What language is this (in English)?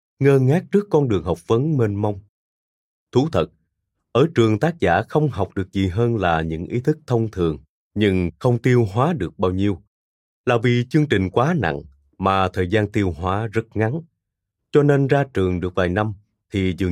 Vietnamese